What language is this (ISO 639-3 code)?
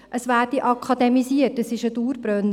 gsw